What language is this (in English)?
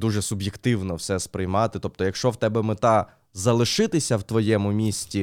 Ukrainian